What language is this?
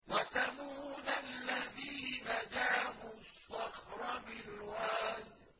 Arabic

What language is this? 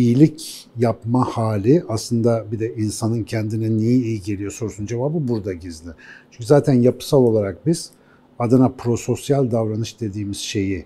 Turkish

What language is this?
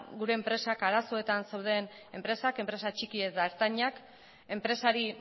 Basque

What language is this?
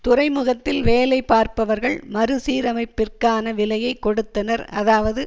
Tamil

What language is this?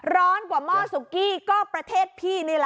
Thai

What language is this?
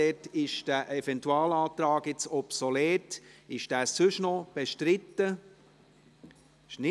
Swiss German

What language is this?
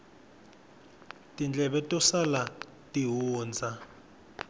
Tsonga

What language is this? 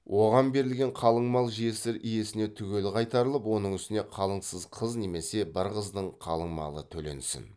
Kazakh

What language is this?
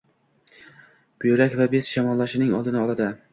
Uzbek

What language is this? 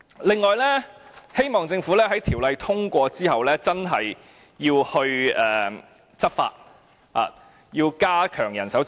Cantonese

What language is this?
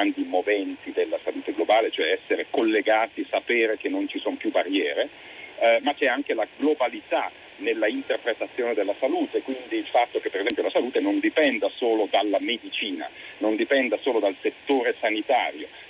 Italian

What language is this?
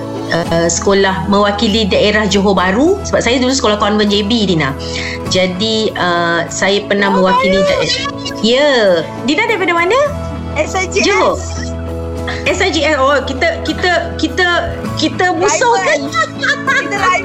Malay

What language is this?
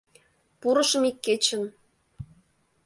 Mari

